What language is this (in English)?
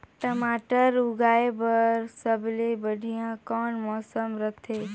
Chhattisgarhi